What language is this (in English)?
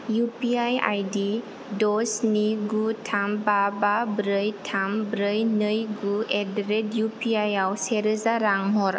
Bodo